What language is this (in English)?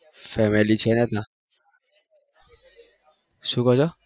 Gujarati